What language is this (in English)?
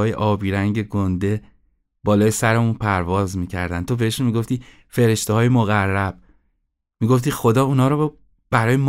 Persian